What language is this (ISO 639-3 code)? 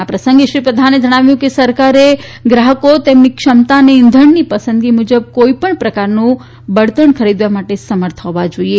guj